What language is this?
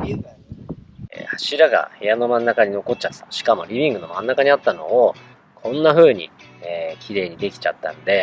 Japanese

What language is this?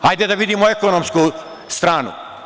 Serbian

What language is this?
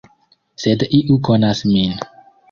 Esperanto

